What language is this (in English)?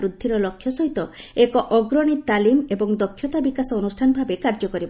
Odia